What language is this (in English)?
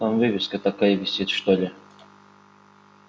Russian